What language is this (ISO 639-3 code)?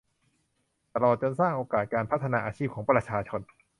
tha